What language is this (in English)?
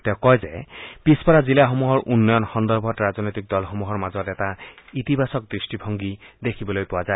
Assamese